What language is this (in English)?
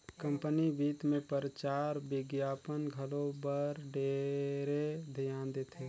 Chhattisgarhi